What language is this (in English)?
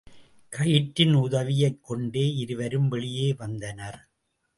Tamil